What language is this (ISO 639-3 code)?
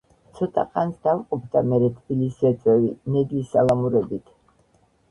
kat